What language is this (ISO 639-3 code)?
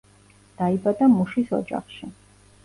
kat